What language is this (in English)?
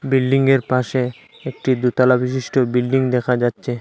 Bangla